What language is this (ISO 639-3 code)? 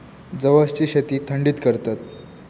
mar